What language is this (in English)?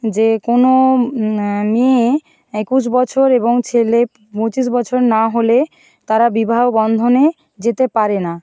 Bangla